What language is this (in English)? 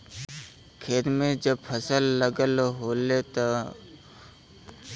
Bhojpuri